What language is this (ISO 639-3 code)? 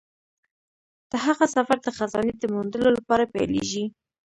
pus